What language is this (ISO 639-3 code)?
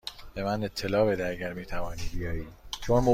fas